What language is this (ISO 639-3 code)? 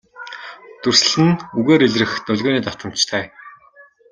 mon